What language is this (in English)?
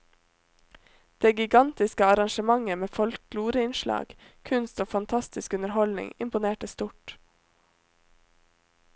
Norwegian